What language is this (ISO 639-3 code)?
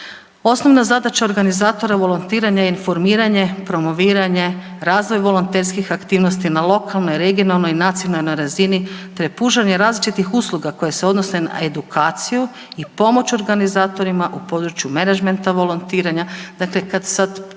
hrv